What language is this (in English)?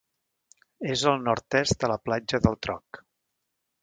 Catalan